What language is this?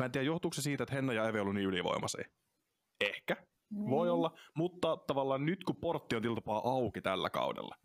Finnish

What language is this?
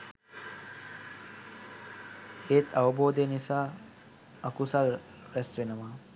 Sinhala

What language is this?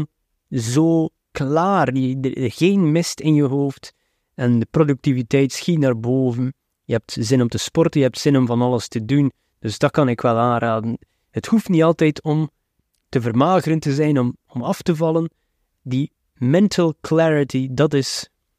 Dutch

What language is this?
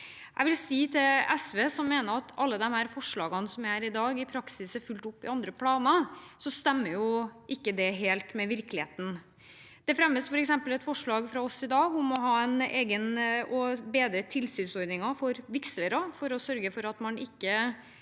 Norwegian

